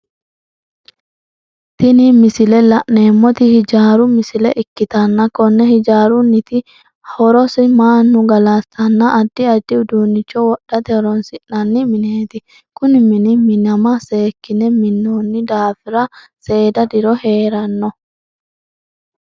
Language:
Sidamo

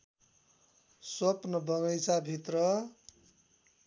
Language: Nepali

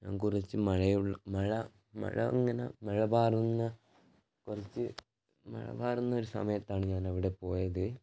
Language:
Malayalam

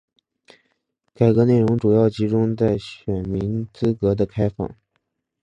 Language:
Chinese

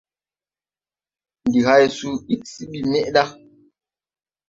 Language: Tupuri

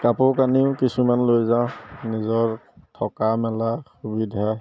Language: Assamese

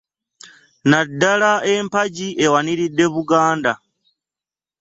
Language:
Ganda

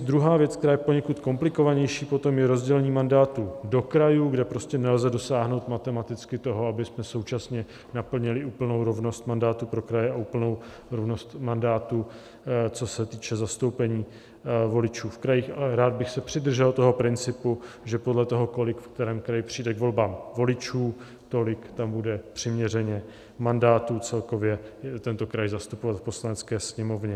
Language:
Czech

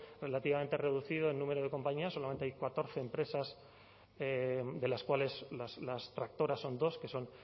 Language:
Spanish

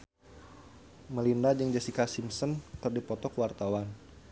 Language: Sundanese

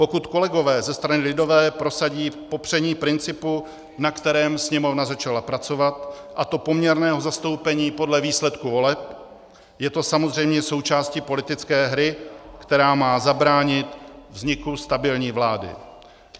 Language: Czech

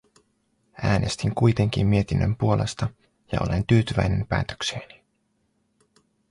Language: Finnish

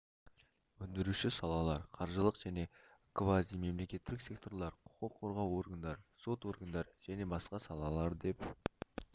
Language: Kazakh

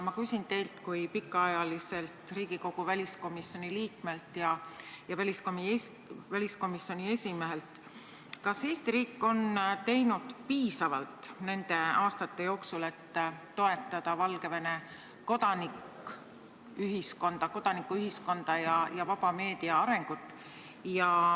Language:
Estonian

